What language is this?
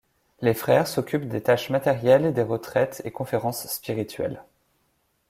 French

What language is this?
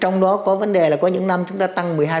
Vietnamese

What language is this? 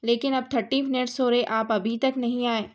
Urdu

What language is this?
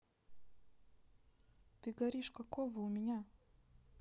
Russian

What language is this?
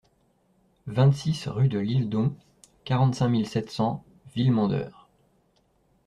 French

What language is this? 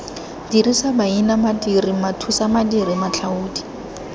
Tswana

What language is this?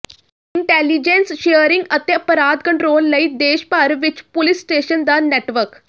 Punjabi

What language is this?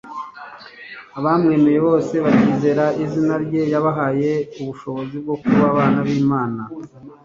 Kinyarwanda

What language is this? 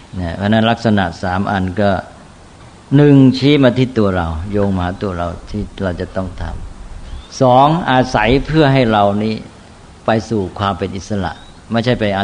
Thai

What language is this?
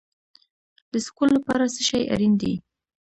Pashto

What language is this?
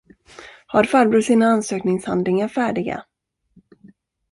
Swedish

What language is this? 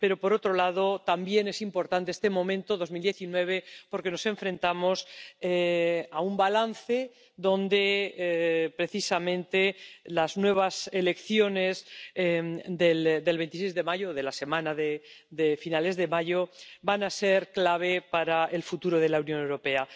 Spanish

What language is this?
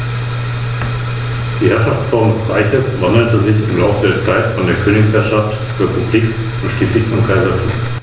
German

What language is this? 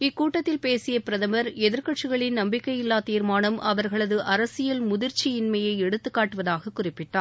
Tamil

